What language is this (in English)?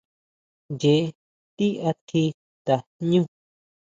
Huautla Mazatec